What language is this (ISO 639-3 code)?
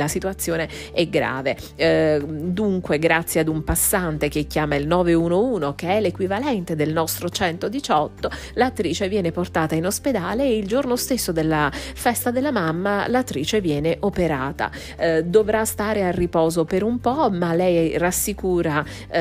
ita